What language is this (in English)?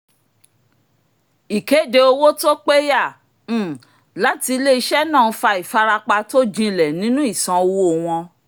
Yoruba